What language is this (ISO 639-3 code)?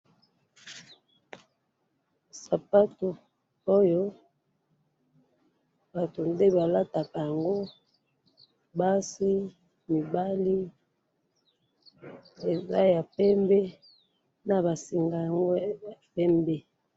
lin